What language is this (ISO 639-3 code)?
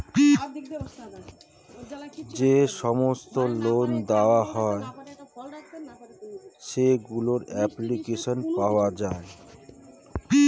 ben